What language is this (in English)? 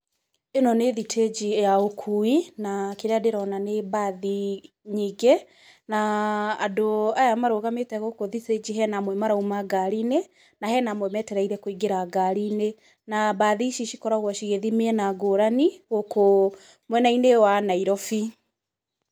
Kikuyu